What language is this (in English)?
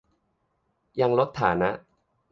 Thai